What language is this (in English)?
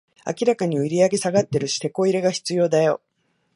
Japanese